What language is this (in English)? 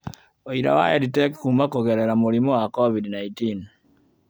Kikuyu